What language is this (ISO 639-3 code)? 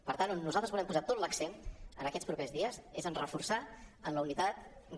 cat